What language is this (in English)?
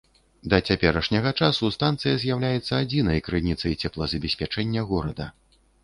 Belarusian